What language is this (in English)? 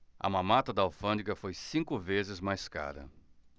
Portuguese